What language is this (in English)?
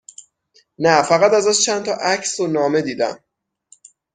Persian